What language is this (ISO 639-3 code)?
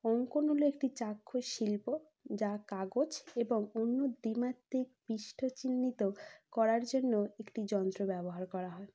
ben